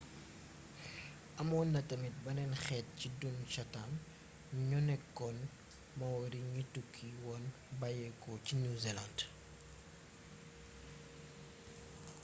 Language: Wolof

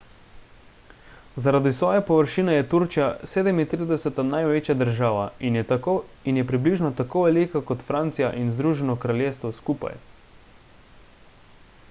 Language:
Slovenian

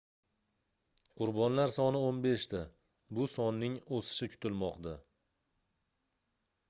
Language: Uzbek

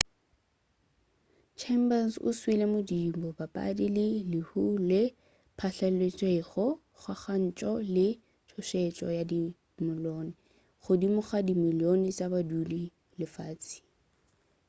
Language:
Northern Sotho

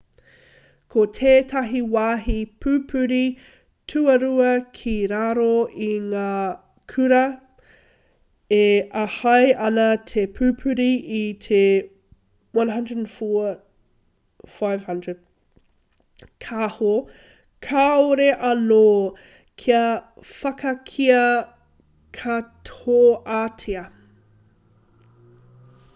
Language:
Māori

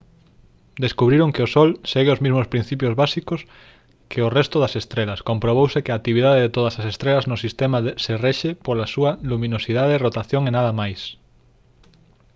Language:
Galician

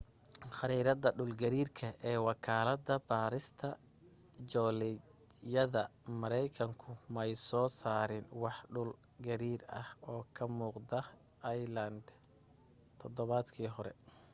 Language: Somali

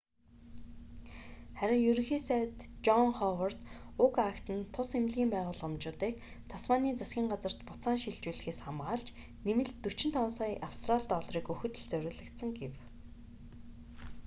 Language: Mongolian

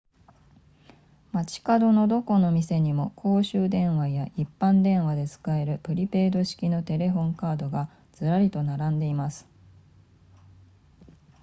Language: Japanese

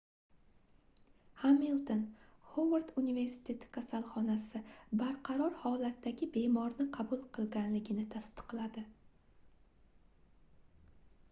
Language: Uzbek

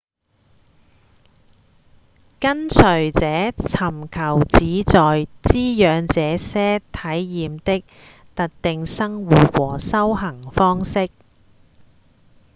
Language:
Cantonese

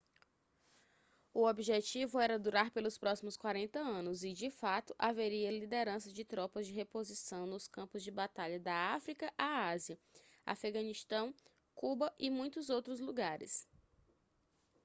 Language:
Portuguese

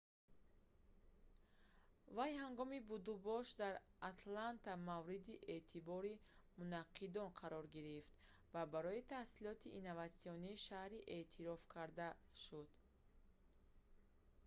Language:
Tajik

